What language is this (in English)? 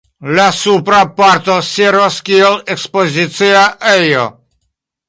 Esperanto